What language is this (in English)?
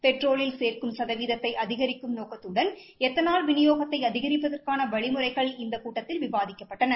Tamil